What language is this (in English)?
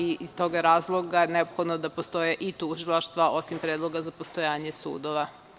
Serbian